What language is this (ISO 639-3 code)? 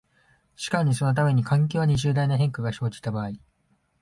jpn